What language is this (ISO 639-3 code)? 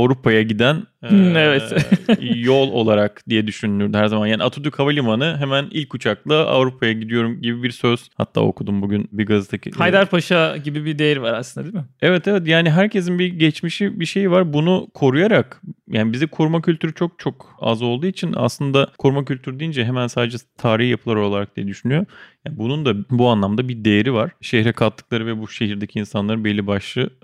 tur